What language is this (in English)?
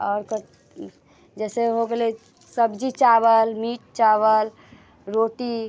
Maithili